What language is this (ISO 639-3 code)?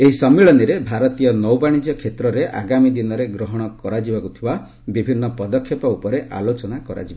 ori